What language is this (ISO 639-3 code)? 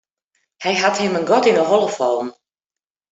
fry